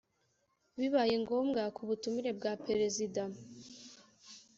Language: Kinyarwanda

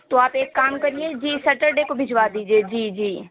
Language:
Urdu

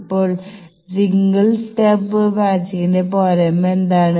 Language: Malayalam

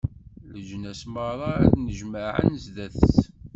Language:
Kabyle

